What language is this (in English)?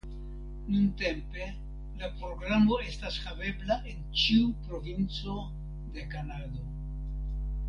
Esperanto